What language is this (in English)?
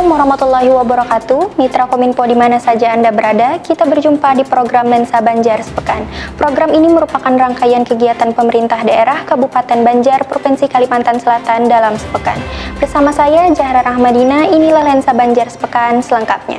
Indonesian